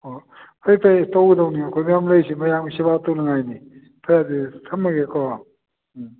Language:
Manipuri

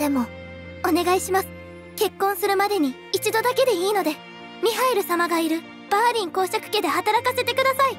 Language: Japanese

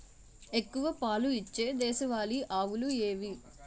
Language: Telugu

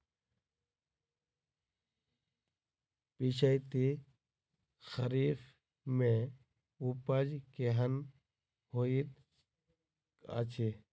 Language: Maithili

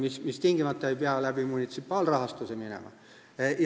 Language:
Estonian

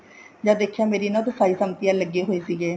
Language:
Punjabi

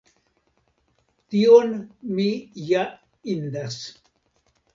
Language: Esperanto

